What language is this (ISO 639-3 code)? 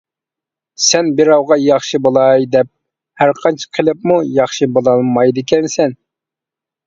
uig